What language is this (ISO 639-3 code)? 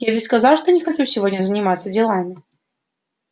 rus